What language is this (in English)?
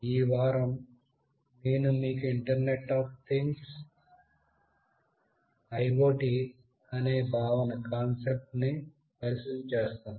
Telugu